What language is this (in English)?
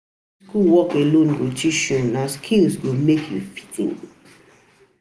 Nigerian Pidgin